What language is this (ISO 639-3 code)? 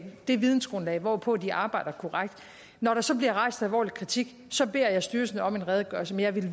dan